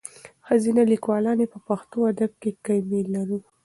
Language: Pashto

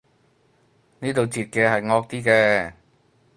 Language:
Cantonese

